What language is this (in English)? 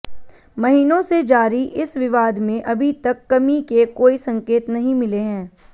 Hindi